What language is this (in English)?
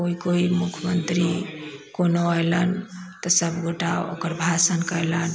Maithili